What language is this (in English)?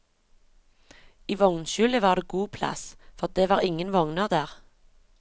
Norwegian